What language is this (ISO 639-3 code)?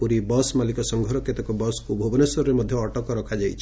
ori